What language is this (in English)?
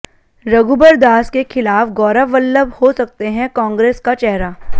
Hindi